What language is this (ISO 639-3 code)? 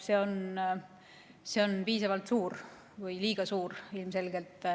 est